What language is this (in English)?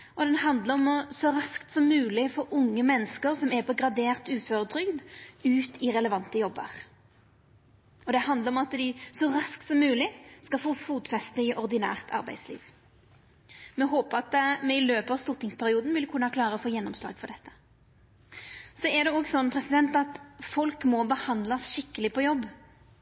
Norwegian Nynorsk